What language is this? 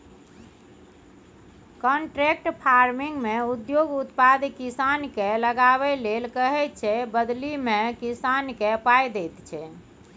Maithili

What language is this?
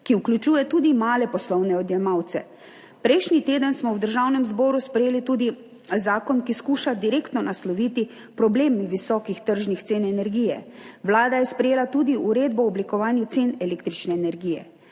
Slovenian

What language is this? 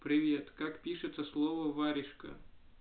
Russian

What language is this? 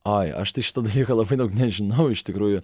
Lithuanian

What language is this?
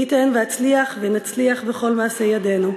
Hebrew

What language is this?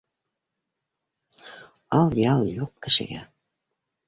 Bashkir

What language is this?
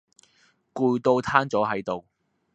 Cantonese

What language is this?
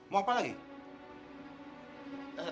Indonesian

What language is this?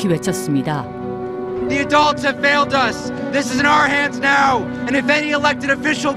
Korean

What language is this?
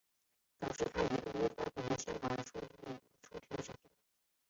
Chinese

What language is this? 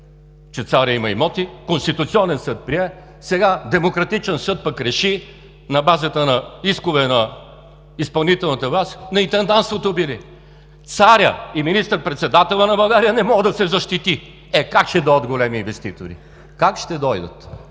Bulgarian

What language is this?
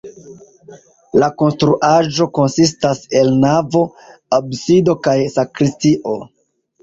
Esperanto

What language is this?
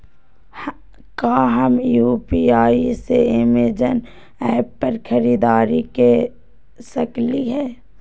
Magahi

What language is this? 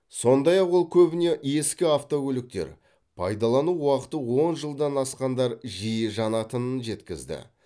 Kazakh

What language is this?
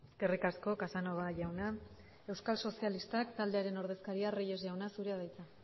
Basque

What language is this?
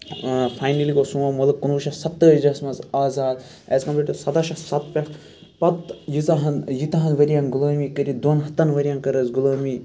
Kashmiri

